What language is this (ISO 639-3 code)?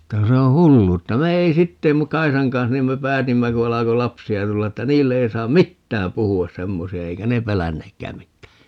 fin